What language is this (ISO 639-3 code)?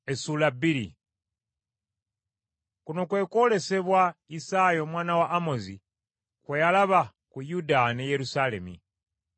lug